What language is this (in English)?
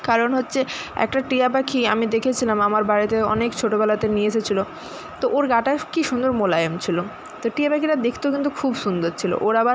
Bangla